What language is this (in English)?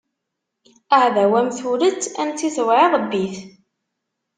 Kabyle